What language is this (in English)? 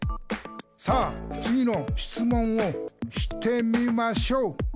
Japanese